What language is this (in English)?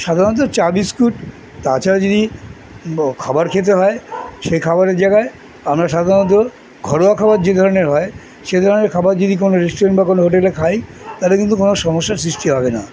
Bangla